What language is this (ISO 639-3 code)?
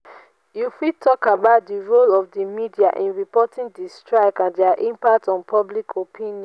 pcm